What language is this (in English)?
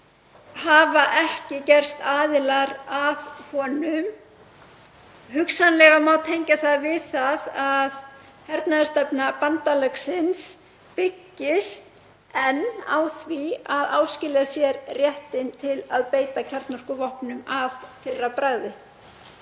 Icelandic